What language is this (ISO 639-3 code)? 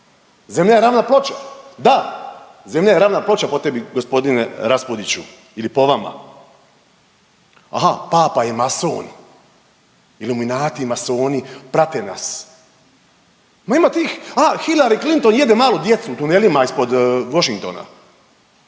hrv